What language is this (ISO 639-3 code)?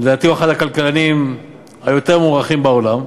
heb